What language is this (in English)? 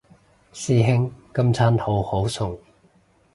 Cantonese